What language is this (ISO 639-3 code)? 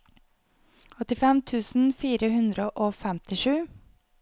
nor